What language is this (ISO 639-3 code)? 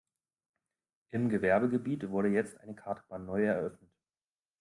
deu